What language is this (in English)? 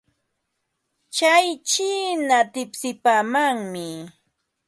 Ambo-Pasco Quechua